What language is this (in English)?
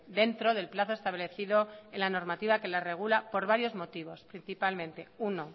Spanish